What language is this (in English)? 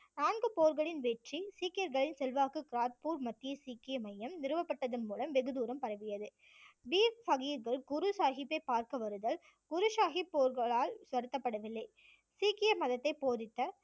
Tamil